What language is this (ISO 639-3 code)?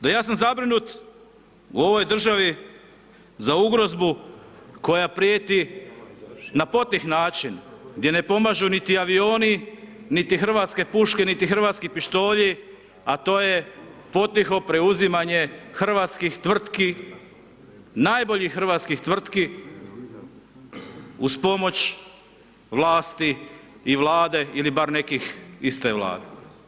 hrv